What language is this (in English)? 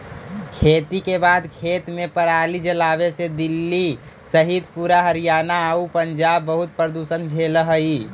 Magahi